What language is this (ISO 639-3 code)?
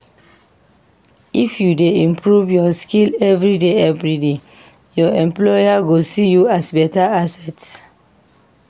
pcm